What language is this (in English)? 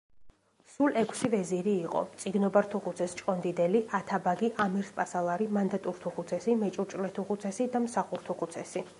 Georgian